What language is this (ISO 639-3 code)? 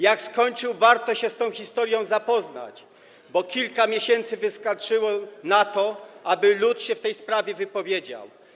pol